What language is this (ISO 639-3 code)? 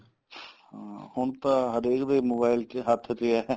pan